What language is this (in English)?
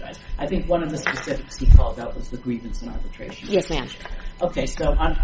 English